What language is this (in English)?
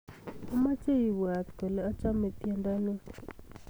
Kalenjin